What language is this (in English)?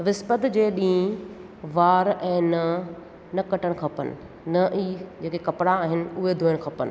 Sindhi